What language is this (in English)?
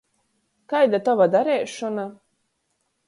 Latgalian